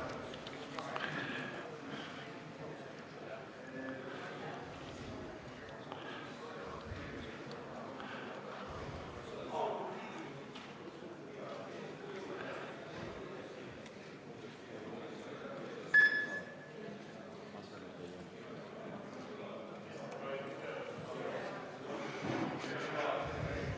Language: Estonian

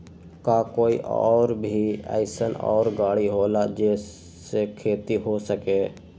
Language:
Magahi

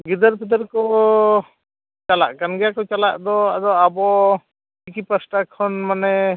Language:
Santali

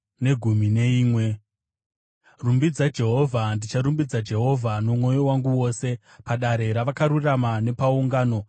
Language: Shona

